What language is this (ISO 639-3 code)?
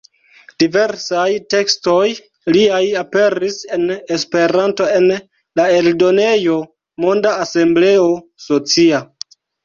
epo